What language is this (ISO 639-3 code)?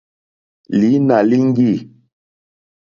bri